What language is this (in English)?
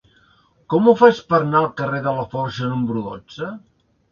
Catalan